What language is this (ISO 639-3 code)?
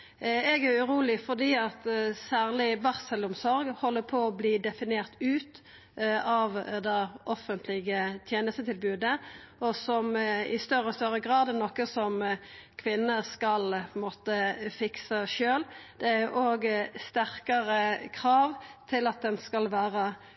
nno